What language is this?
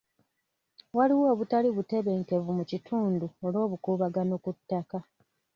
Ganda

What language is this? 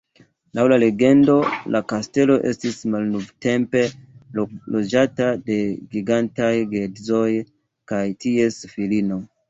Esperanto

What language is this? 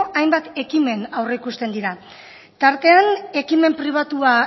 Basque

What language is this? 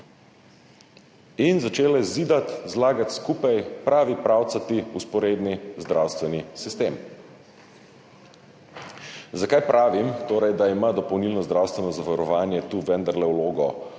Slovenian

